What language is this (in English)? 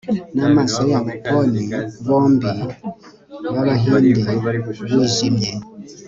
Kinyarwanda